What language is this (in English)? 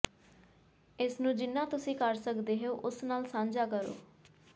Punjabi